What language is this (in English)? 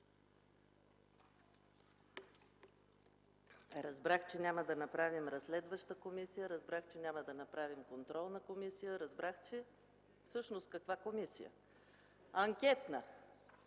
Bulgarian